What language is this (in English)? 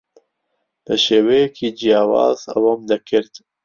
Central Kurdish